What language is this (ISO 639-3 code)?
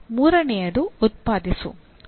kan